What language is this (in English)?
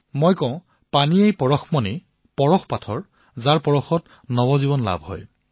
Assamese